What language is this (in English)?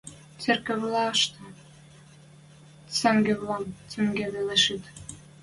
Western Mari